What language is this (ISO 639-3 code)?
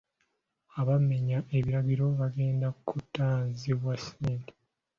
lug